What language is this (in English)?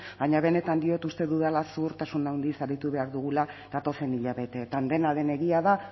Basque